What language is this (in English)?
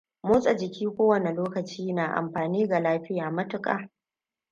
Hausa